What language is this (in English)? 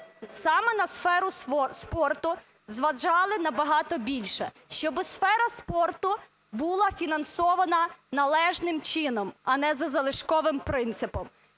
Ukrainian